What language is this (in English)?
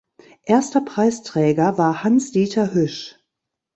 German